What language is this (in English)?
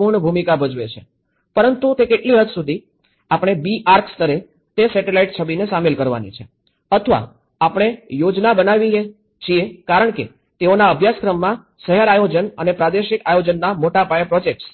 Gujarati